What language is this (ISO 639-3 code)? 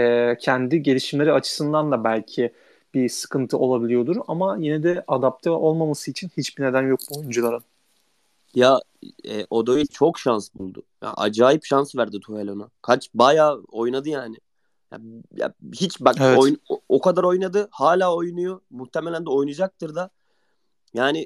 tur